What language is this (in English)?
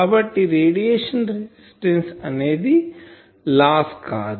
Telugu